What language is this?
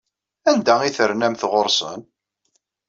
Kabyle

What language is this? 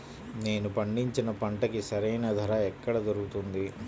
Telugu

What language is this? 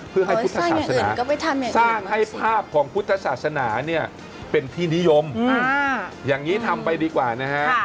Thai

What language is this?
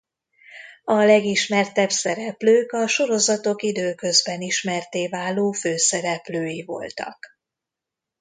Hungarian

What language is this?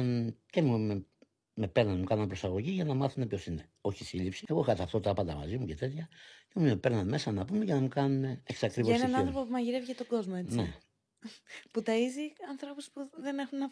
Greek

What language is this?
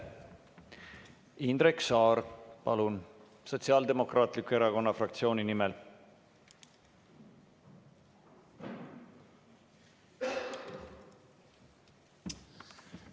Estonian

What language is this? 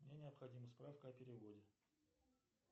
Russian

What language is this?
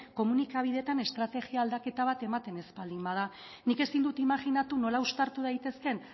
Basque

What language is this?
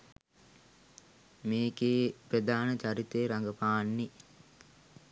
Sinhala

